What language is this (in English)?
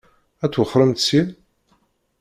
Kabyle